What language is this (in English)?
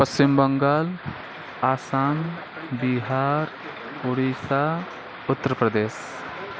Nepali